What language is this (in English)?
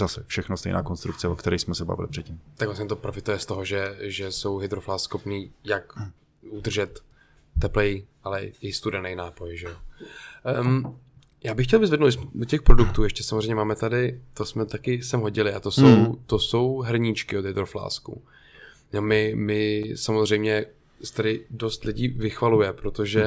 Czech